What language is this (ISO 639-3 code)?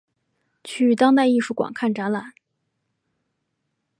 zho